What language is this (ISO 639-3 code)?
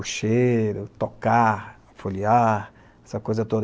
por